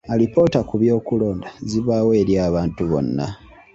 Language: Ganda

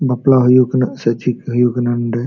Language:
Santali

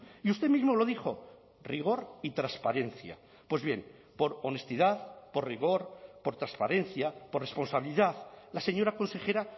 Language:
Spanish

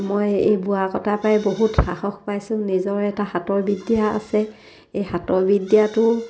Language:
Assamese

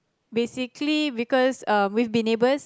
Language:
English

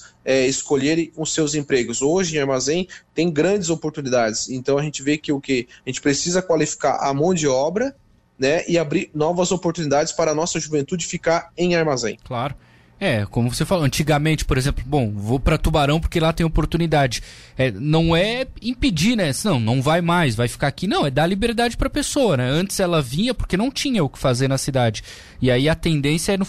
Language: Portuguese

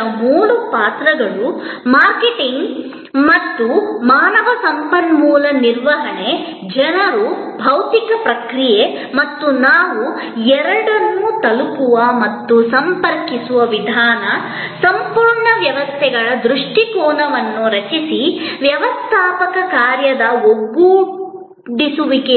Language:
Kannada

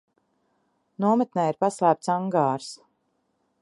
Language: Latvian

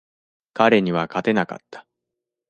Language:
Japanese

